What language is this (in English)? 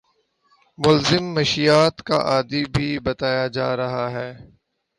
Urdu